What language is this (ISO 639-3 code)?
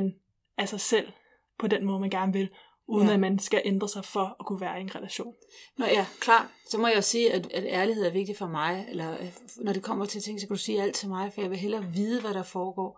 dan